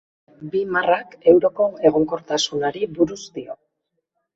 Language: Basque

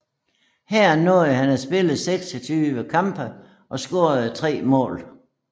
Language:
Danish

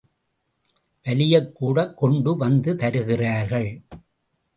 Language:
Tamil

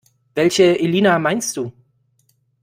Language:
German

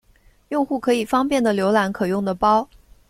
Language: Chinese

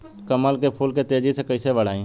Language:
Bhojpuri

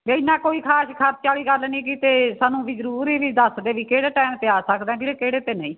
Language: Punjabi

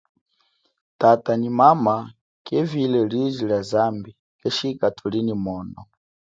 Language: Chokwe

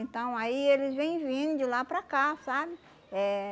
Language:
Portuguese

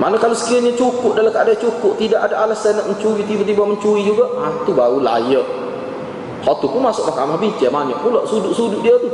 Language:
Malay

